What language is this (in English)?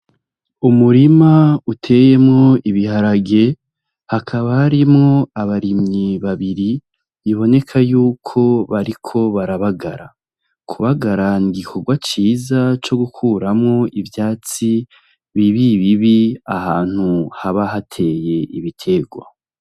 Rundi